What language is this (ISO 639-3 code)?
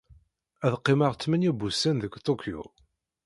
kab